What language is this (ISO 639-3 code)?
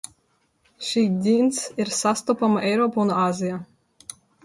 lav